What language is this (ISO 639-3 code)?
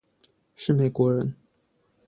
zho